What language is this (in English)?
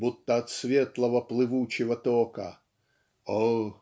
Russian